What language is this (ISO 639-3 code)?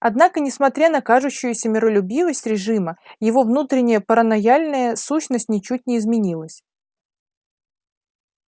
rus